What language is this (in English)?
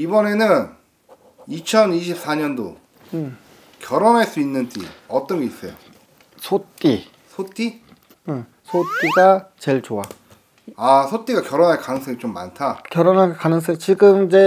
Korean